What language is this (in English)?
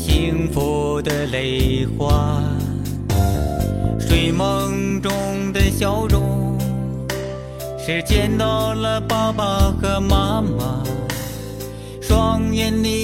Chinese